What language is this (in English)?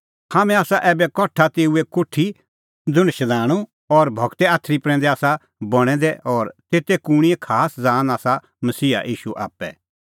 Kullu Pahari